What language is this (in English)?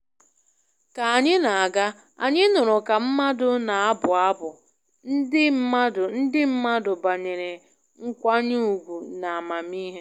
Igbo